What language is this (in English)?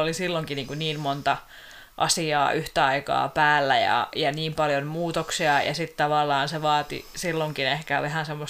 Finnish